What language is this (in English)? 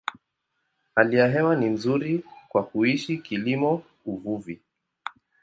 Swahili